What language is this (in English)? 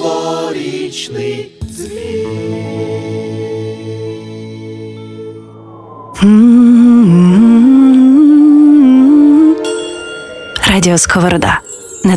Ukrainian